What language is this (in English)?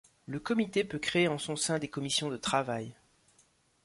French